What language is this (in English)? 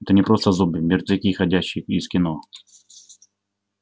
Russian